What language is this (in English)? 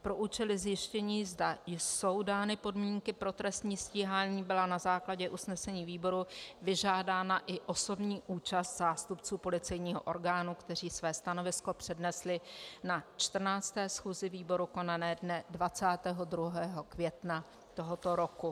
Czech